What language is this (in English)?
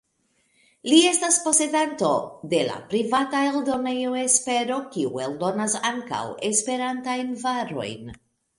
Esperanto